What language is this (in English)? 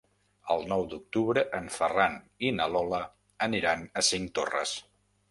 Catalan